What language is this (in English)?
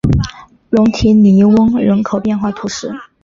Chinese